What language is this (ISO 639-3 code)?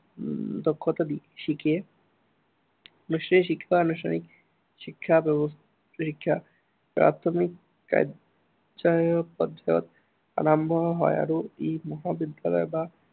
asm